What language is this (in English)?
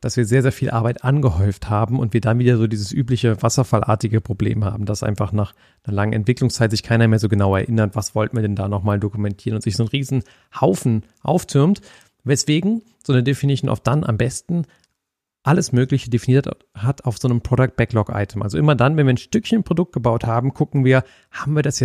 German